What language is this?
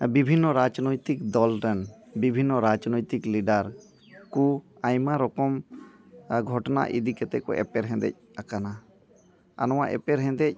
Santali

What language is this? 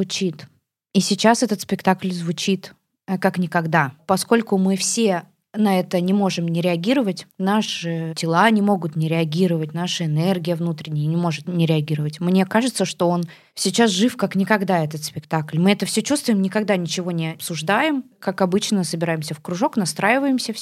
Russian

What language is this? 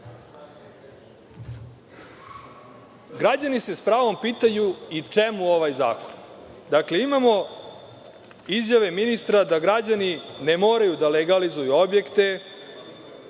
Serbian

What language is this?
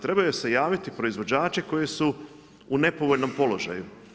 Croatian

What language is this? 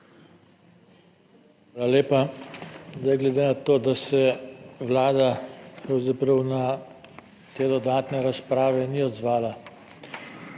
Slovenian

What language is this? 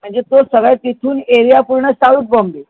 Marathi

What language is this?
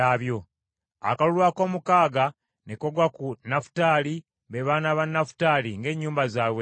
Ganda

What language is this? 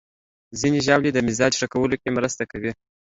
Pashto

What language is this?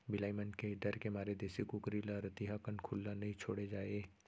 Chhattisgarhi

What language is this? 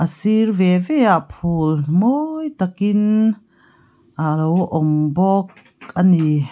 Mizo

